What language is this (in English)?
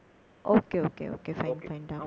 Tamil